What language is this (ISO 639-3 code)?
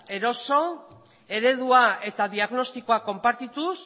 eus